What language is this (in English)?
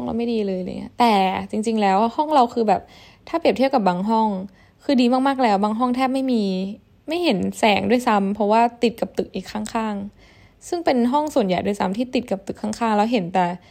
Thai